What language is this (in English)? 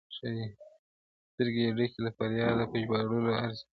Pashto